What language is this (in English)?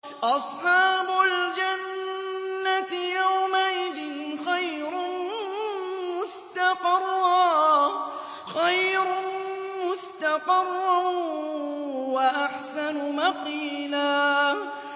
Arabic